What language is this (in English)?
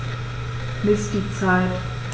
German